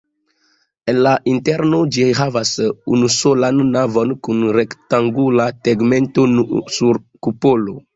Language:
Esperanto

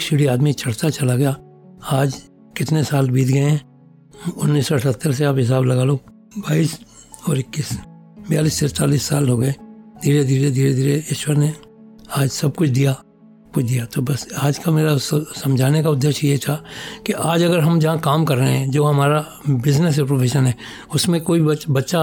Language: Hindi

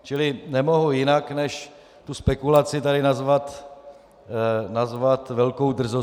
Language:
Czech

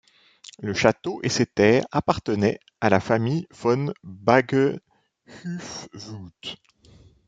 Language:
French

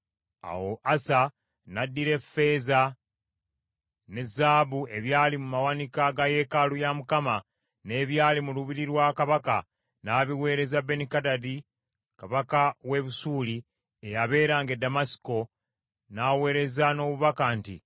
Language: Ganda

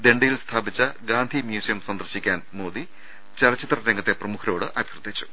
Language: Malayalam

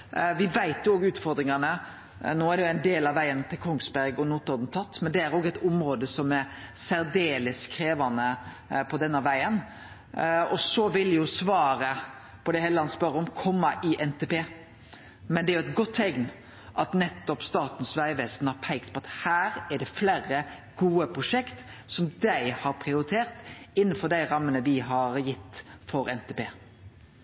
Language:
Norwegian Nynorsk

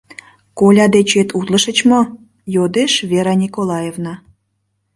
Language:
Mari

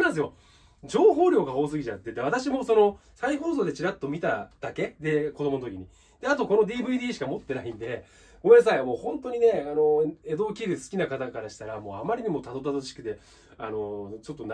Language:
Japanese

